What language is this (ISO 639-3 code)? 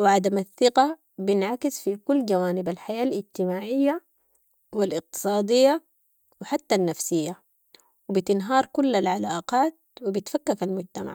apd